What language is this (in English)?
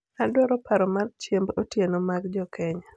Luo (Kenya and Tanzania)